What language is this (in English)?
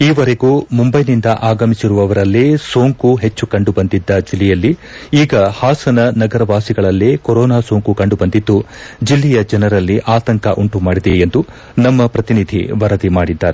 Kannada